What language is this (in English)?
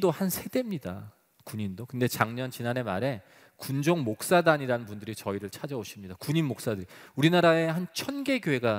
Korean